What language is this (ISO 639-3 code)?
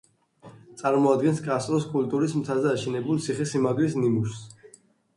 kat